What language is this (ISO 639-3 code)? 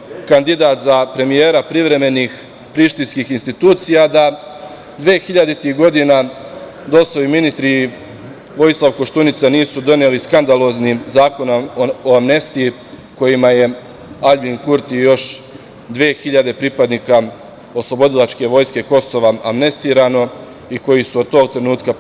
srp